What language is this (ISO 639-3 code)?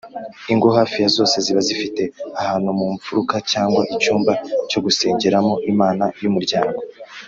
kin